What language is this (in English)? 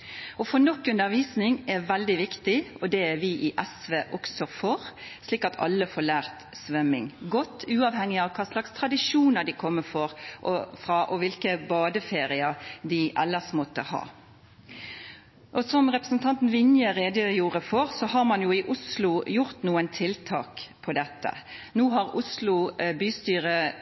Norwegian Bokmål